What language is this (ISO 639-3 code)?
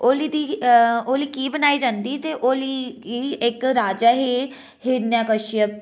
doi